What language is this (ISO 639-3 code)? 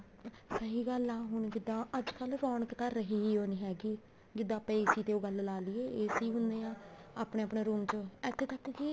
pan